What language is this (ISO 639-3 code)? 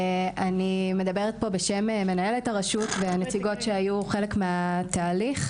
heb